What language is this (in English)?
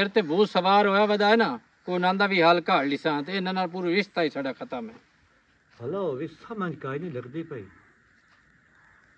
Punjabi